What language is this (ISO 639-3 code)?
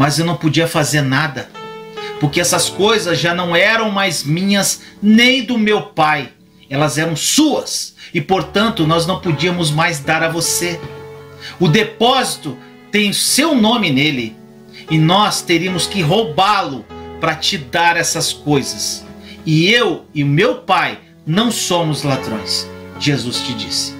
por